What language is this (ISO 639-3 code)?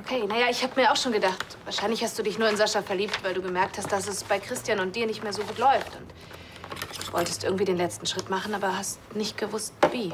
deu